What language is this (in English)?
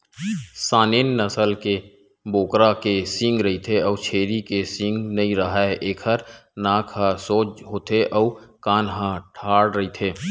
Chhattisgarhi